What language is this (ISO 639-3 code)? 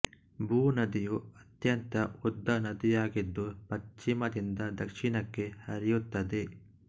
kan